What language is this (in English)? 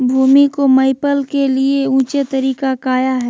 Magahi